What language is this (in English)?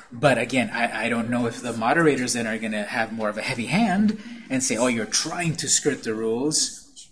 English